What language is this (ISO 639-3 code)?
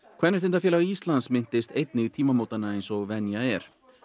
isl